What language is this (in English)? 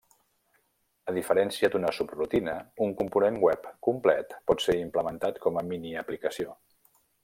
Catalan